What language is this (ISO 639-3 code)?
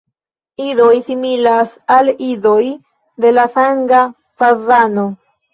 epo